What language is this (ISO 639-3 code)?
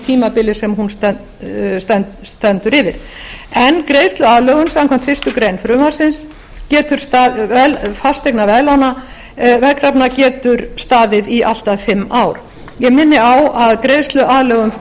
isl